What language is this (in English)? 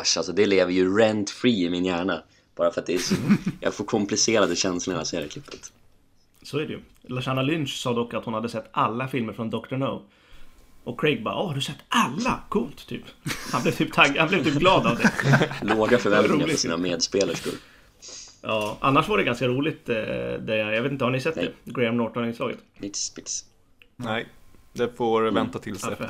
Swedish